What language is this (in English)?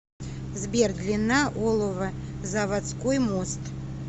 Russian